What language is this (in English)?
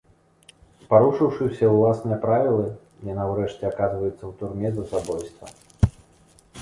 Belarusian